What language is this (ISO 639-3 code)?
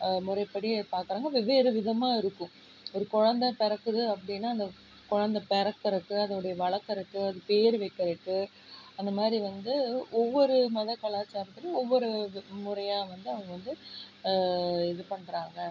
tam